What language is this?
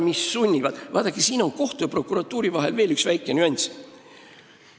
Estonian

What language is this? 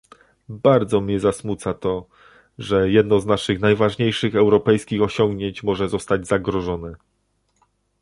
Polish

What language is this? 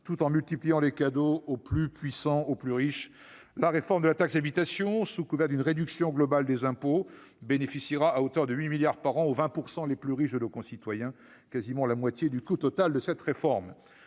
French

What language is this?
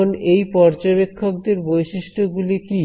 Bangla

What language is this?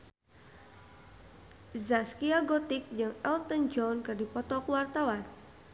Sundanese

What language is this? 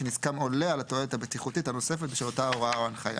Hebrew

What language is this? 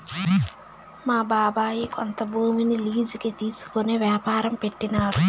Telugu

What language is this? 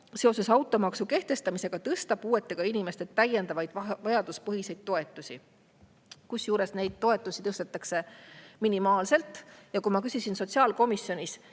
Estonian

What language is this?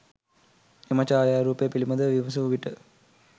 Sinhala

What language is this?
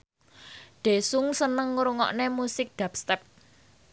Javanese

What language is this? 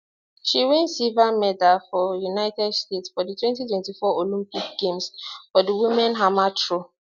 Nigerian Pidgin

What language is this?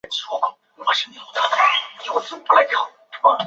Chinese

